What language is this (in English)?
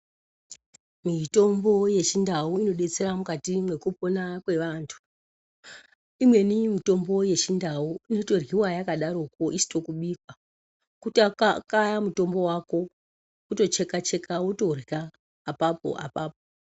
Ndau